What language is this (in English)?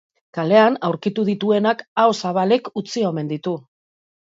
Basque